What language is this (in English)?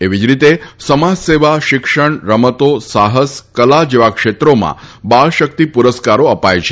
Gujarati